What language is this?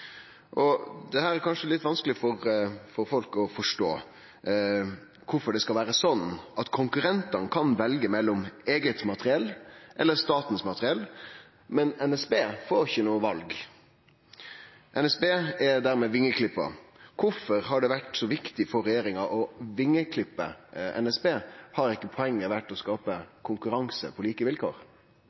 Norwegian Nynorsk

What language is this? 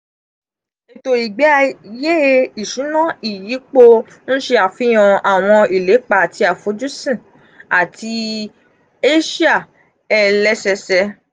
Yoruba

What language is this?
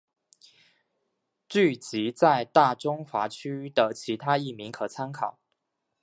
Chinese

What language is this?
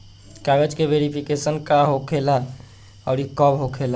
Bhojpuri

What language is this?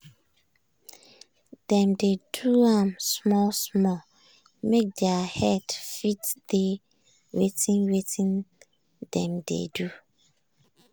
Nigerian Pidgin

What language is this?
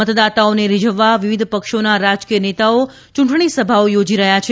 Gujarati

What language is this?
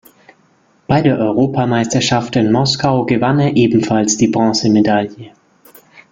German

